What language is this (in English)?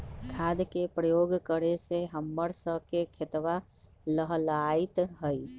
Magahi